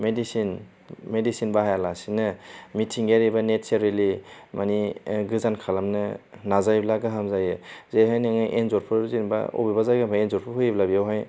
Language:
Bodo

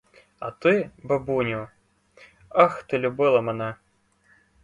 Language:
Ukrainian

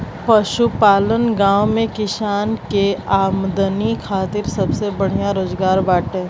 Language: Bhojpuri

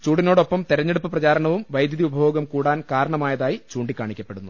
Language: Malayalam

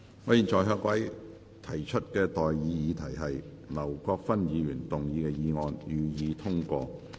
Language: Cantonese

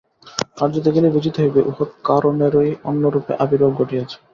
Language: Bangla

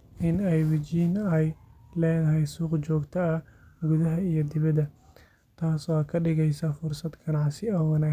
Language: Somali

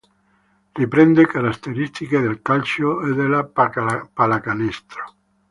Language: Italian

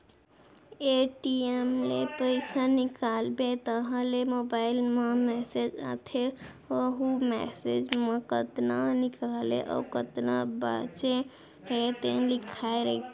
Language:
Chhattisgarhi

